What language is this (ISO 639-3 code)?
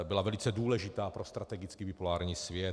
ces